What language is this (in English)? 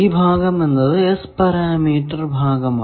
Malayalam